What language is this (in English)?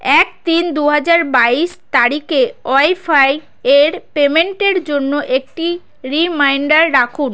Bangla